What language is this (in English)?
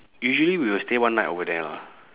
English